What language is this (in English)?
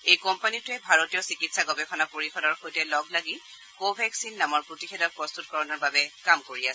Assamese